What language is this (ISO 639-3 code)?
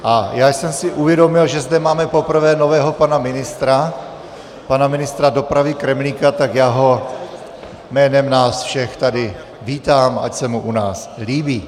ces